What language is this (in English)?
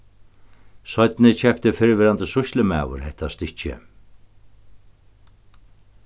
Faroese